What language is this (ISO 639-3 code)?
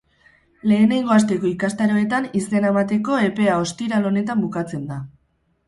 eus